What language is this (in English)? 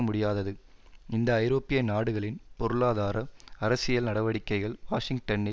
Tamil